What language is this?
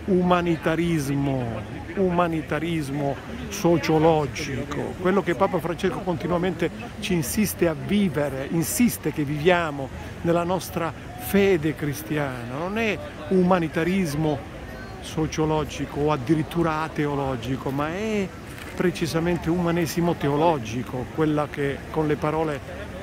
Italian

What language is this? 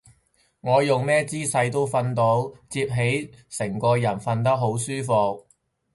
Cantonese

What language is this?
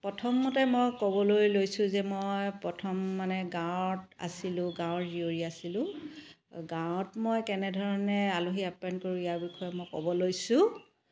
Assamese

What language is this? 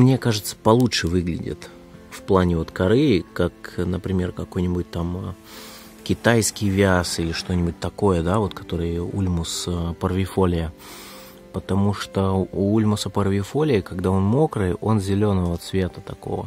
Russian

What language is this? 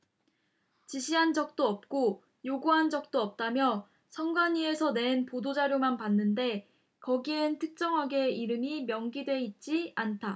Korean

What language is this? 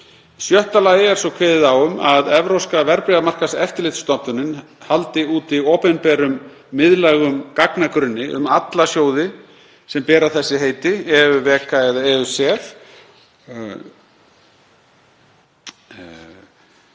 Icelandic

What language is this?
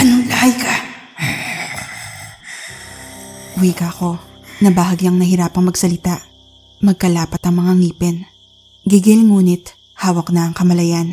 Filipino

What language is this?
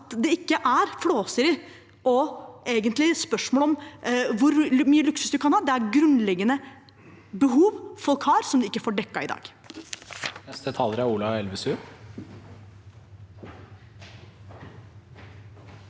Norwegian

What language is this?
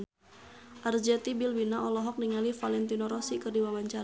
Sundanese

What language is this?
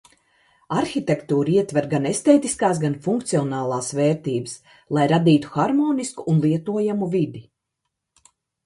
Latvian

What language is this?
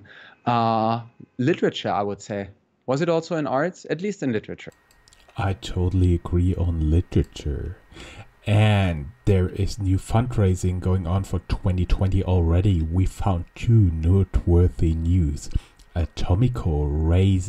English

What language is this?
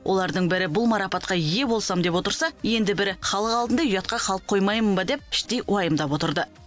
Kazakh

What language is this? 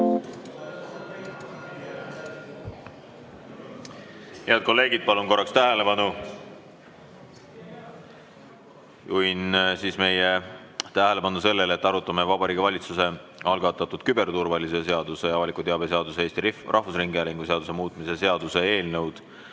Estonian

